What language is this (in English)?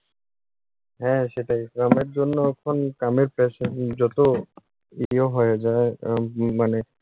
Bangla